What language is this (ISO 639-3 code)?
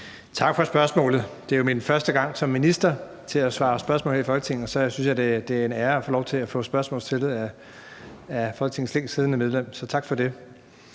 dan